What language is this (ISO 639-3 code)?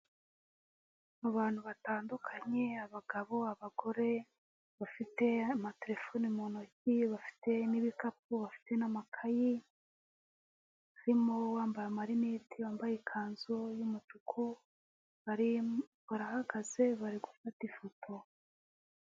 kin